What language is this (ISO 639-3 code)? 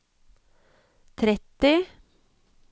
nor